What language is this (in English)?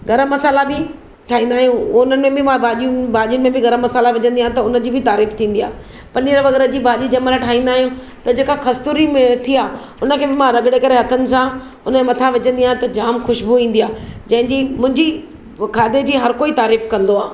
Sindhi